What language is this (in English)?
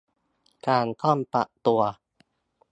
Thai